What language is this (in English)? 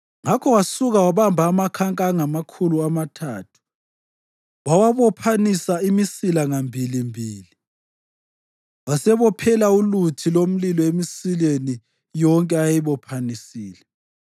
North Ndebele